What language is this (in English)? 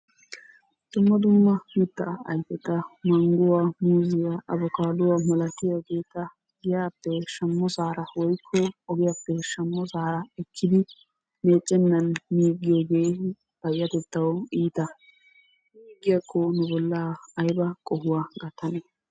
Wolaytta